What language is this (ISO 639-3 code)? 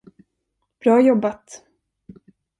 swe